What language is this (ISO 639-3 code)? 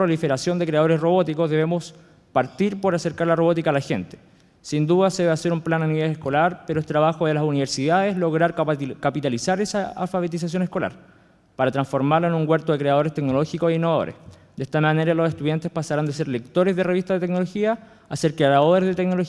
spa